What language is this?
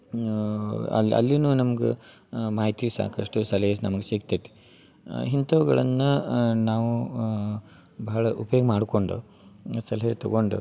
Kannada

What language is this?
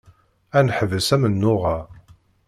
Kabyle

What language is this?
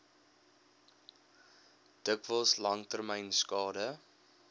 Afrikaans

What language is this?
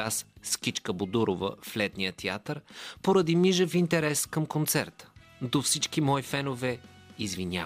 Bulgarian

